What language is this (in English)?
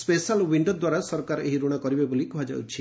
Odia